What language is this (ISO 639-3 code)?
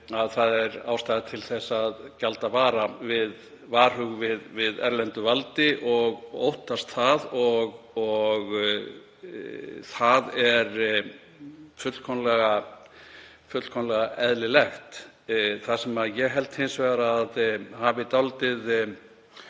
isl